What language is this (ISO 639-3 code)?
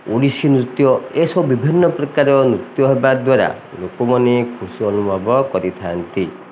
ori